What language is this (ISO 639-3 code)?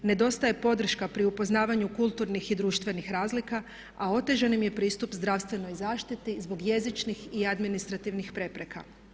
hrv